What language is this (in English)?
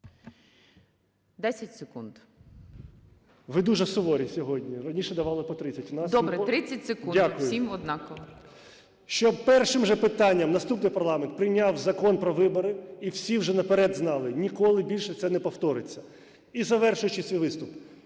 Ukrainian